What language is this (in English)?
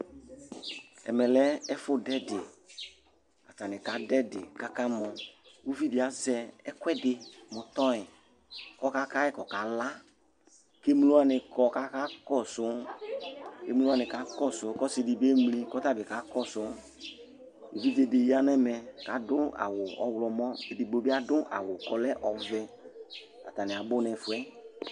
Ikposo